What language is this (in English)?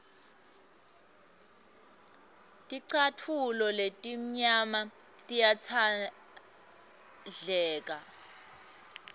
Swati